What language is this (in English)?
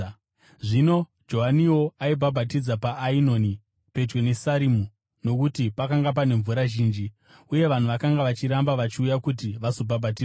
Shona